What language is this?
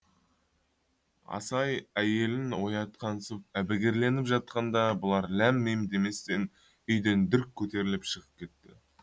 Kazakh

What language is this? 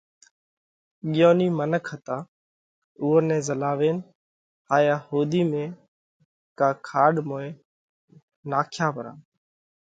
Parkari Koli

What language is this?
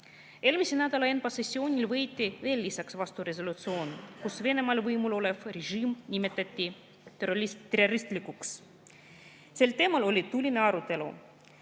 Estonian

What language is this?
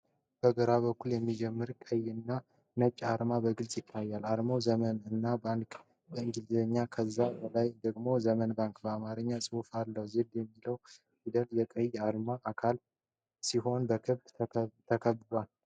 Amharic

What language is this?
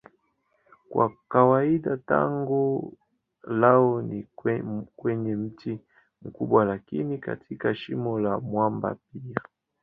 Swahili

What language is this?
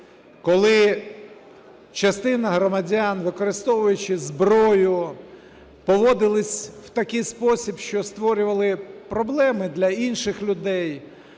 Ukrainian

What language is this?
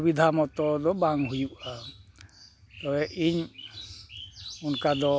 Santali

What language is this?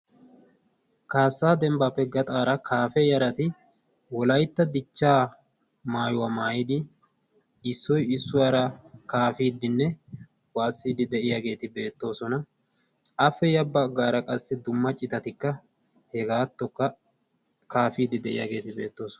Wolaytta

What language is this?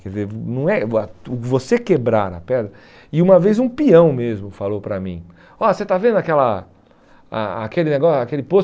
Portuguese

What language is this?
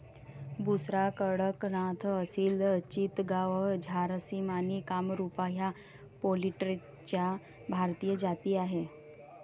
Marathi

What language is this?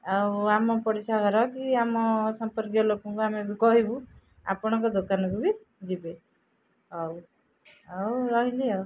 Odia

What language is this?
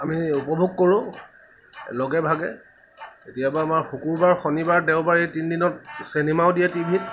Assamese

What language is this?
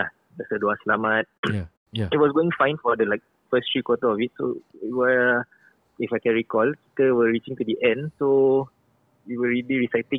Malay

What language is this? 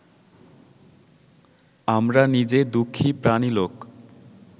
Bangla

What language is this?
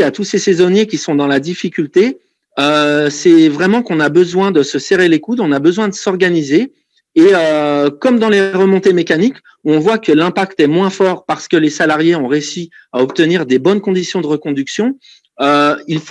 French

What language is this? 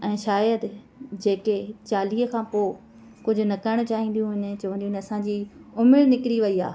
Sindhi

